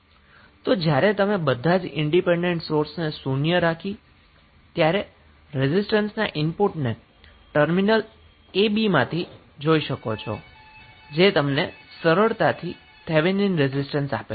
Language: Gujarati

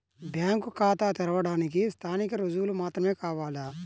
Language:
Telugu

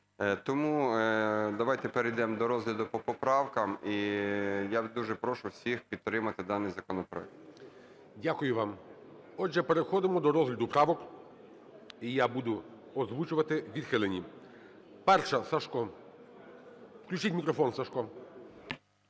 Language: Ukrainian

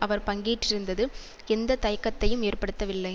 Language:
Tamil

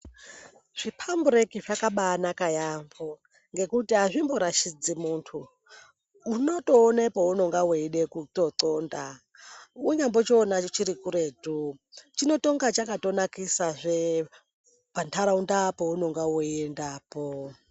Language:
Ndau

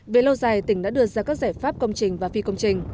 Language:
Vietnamese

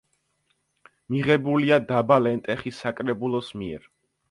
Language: Georgian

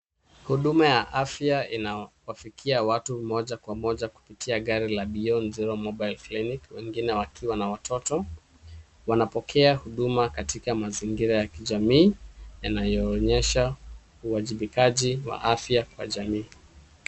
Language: Swahili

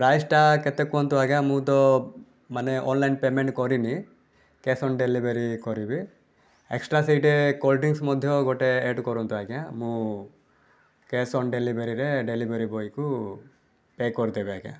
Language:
Odia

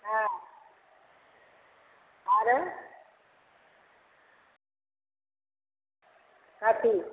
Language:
Maithili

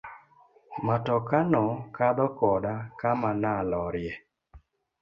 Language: Luo (Kenya and Tanzania)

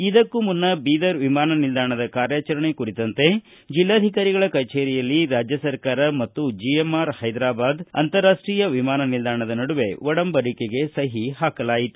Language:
Kannada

